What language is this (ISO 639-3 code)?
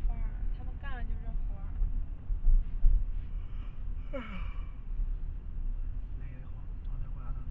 zho